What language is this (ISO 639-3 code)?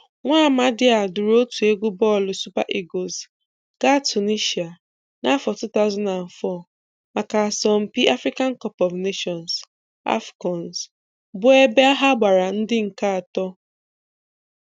ibo